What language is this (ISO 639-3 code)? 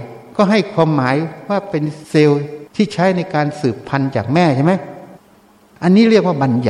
tha